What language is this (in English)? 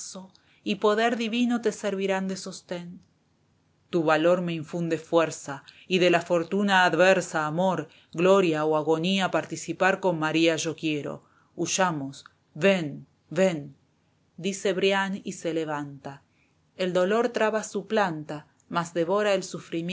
Spanish